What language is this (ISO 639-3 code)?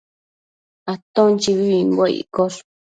mcf